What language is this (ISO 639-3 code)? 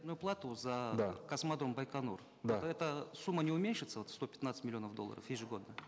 kaz